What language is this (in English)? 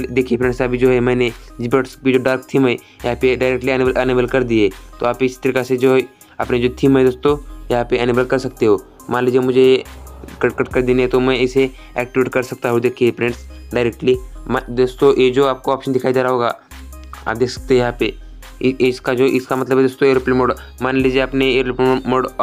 Hindi